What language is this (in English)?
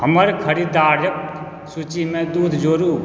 Maithili